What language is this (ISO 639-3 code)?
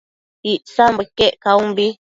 mcf